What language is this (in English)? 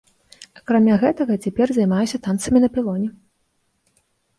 Belarusian